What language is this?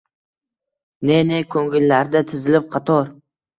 Uzbek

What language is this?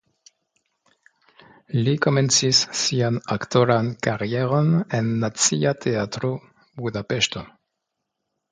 Esperanto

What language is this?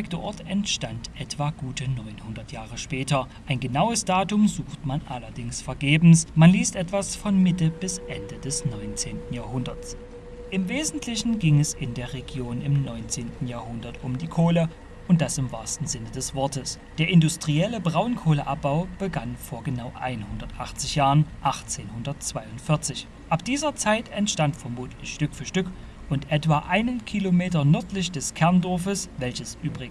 German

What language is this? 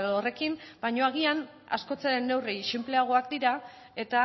Basque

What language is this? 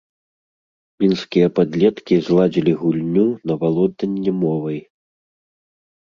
Belarusian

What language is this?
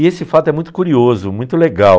Portuguese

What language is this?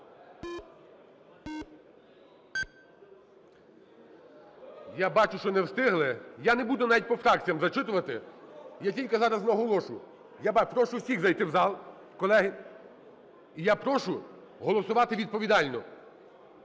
Ukrainian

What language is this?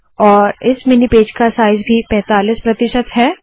Hindi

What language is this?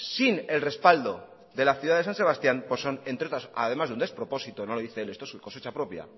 Spanish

